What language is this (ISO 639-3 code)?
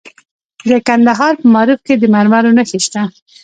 pus